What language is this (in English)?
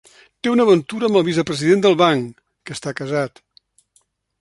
Catalan